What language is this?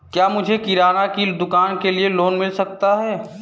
Hindi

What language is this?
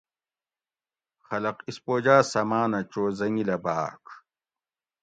Gawri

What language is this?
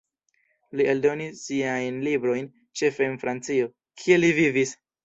Esperanto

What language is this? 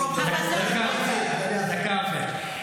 Hebrew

